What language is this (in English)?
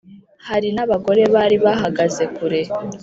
Kinyarwanda